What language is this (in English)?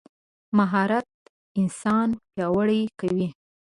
Pashto